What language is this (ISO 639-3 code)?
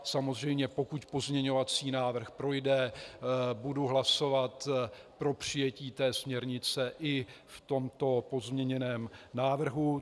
ces